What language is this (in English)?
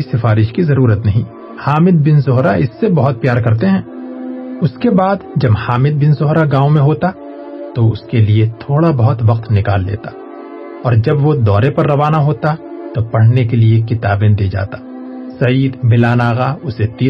Urdu